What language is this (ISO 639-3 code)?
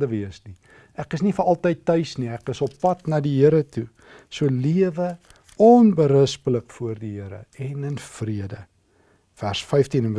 nld